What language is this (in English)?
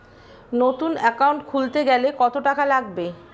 Bangla